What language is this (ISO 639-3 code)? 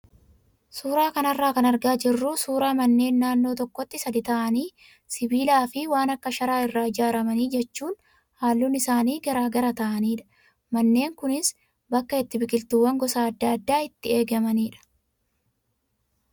orm